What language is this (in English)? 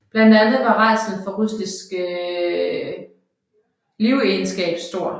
Danish